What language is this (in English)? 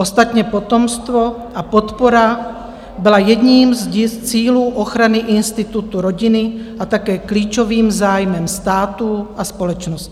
Czech